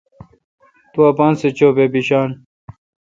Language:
Kalkoti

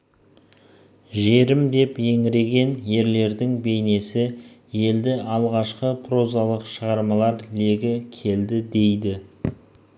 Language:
Kazakh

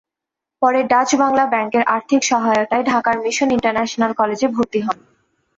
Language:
Bangla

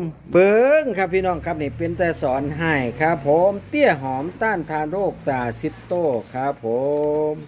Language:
Thai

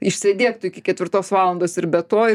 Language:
Lithuanian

